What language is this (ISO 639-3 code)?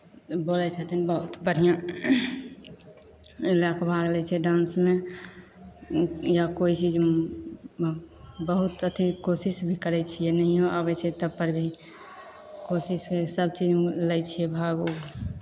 mai